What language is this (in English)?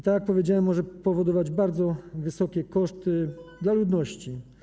Polish